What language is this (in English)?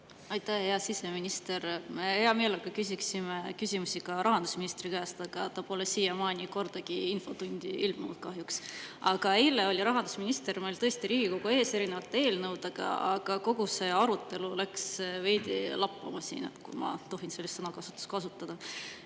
Estonian